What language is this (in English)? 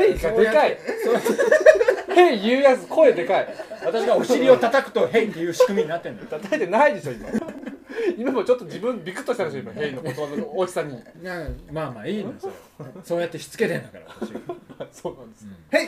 Japanese